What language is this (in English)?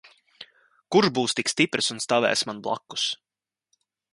Latvian